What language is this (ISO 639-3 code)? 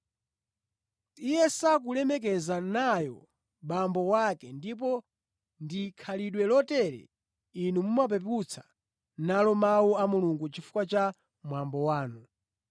nya